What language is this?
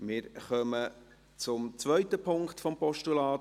Swiss German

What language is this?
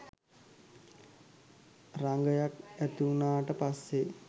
Sinhala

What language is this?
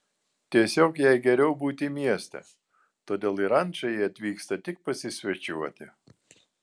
Lithuanian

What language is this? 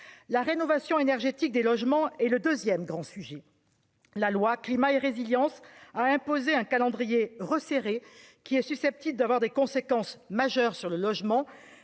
French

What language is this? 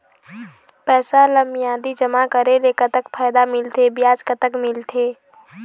Chhattisgarhi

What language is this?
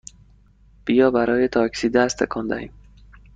Persian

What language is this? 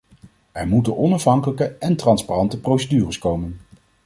Dutch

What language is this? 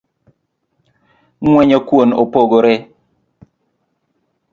Luo (Kenya and Tanzania)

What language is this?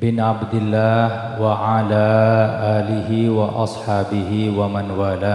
Indonesian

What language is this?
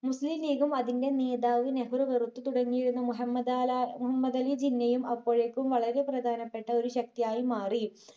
Malayalam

